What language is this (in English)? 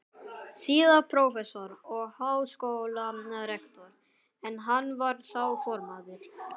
Icelandic